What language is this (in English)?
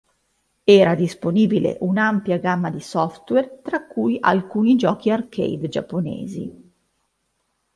Italian